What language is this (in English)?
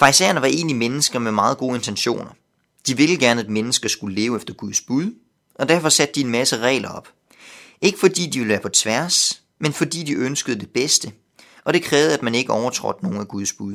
Danish